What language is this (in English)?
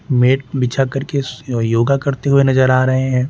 Hindi